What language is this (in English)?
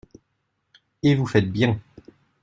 French